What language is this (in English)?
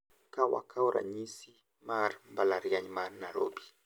Luo (Kenya and Tanzania)